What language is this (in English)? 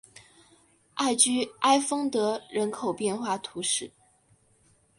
Chinese